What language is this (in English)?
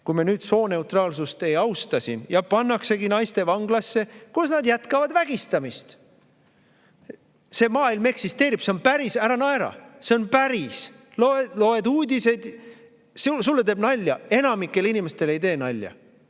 Estonian